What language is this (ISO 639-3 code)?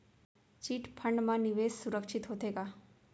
hne